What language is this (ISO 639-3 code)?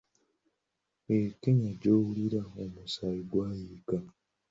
lug